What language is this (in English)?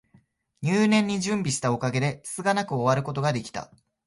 Japanese